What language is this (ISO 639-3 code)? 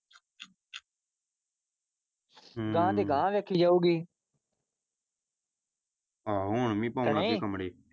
pan